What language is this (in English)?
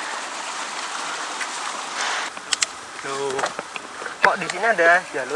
Indonesian